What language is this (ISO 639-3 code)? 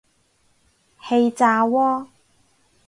yue